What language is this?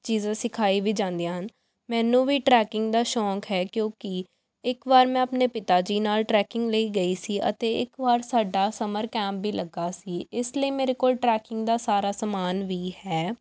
Punjabi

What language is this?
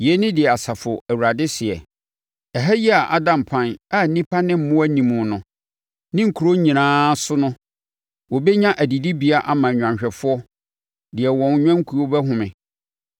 Akan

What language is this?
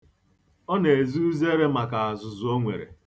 Igbo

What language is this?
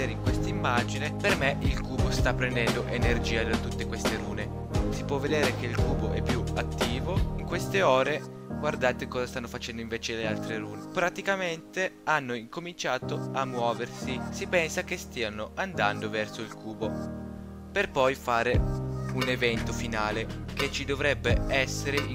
Italian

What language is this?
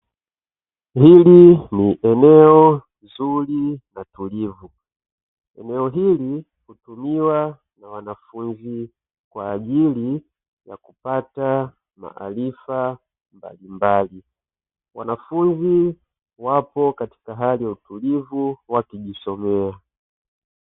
Swahili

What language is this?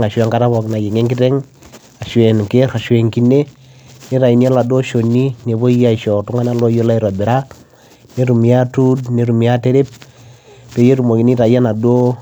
Masai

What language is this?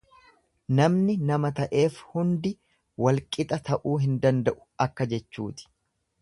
Oromo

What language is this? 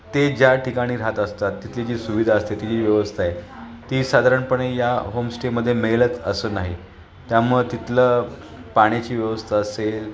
Marathi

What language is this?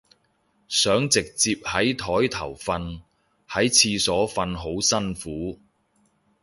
Cantonese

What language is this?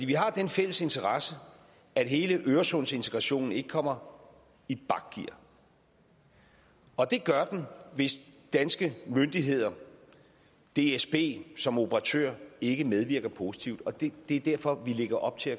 Danish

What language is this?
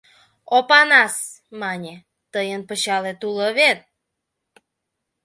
Mari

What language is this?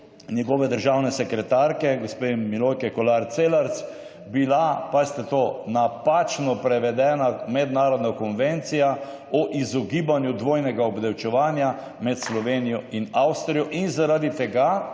Slovenian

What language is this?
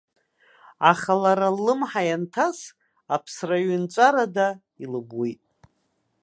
Abkhazian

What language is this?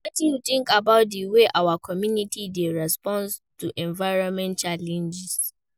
Nigerian Pidgin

